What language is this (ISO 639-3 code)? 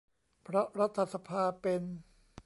tha